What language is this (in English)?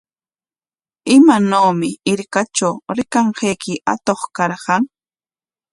Corongo Ancash Quechua